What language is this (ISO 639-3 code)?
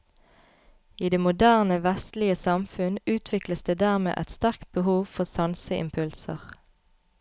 nor